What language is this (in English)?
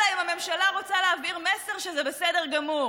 Hebrew